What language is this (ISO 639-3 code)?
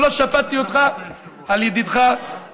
heb